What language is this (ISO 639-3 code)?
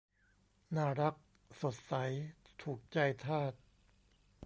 tha